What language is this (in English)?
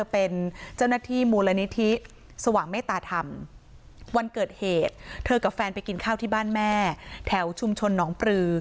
Thai